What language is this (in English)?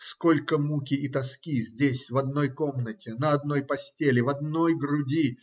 Russian